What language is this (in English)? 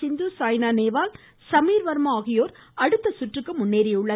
Tamil